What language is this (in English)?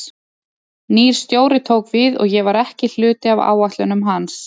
Icelandic